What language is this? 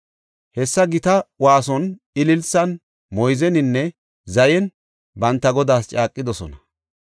Gofa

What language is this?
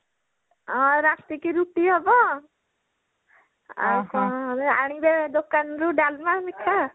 Odia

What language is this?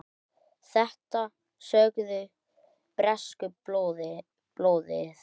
Icelandic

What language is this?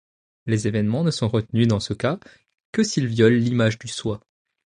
French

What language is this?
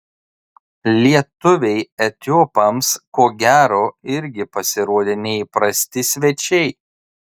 Lithuanian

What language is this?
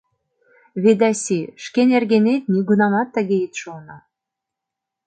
Mari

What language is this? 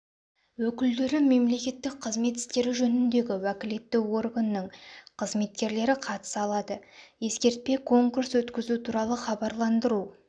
Kazakh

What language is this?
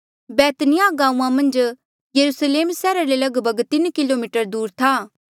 Mandeali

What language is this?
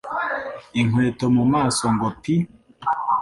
Kinyarwanda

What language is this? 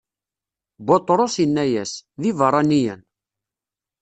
Kabyle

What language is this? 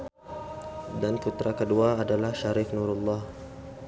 Sundanese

